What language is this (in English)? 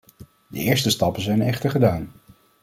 Dutch